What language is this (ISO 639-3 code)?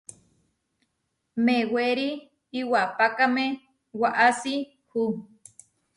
var